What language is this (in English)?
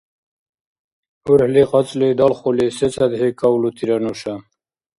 Dargwa